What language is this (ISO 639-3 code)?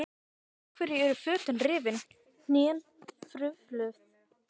isl